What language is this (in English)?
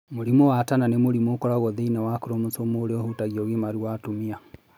Kikuyu